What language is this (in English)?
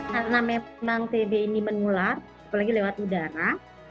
Indonesian